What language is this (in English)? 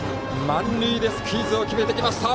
Japanese